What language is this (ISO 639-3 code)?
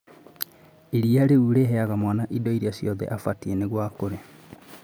kik